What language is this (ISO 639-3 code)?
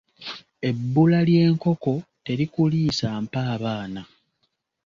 lug